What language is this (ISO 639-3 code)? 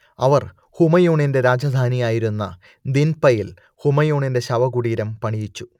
mal